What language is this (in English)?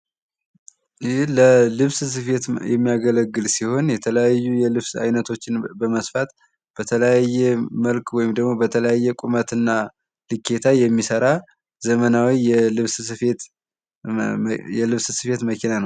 Amharic